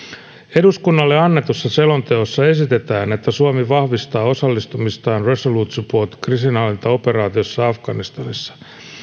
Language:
Finnish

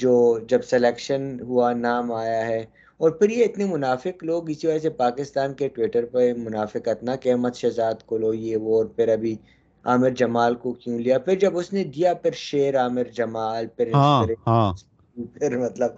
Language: Urdu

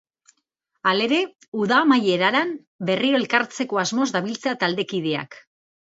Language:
Basque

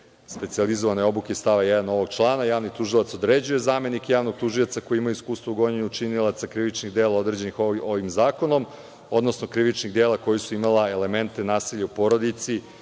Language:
Serbian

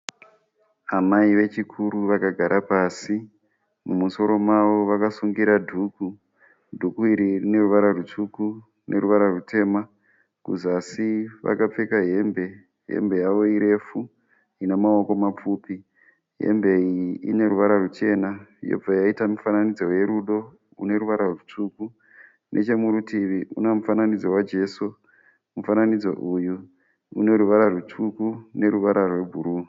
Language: Shona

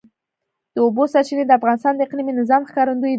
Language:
Pashto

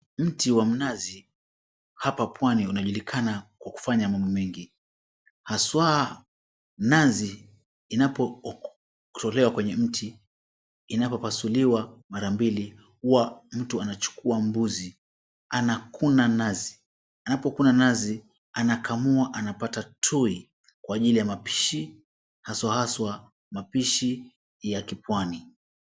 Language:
Swahili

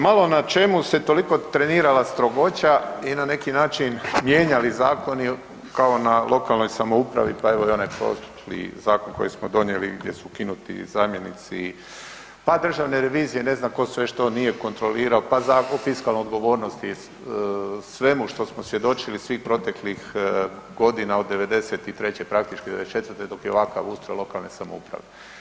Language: Croatian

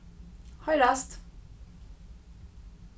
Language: Faroese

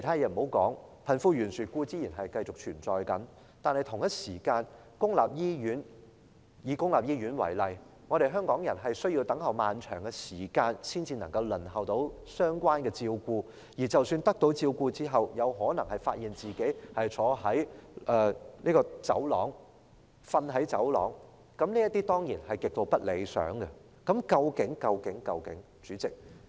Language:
Cantonese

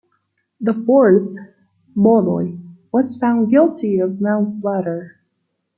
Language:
English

